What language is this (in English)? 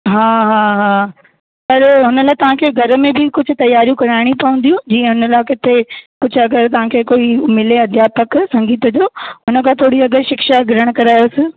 Sindhi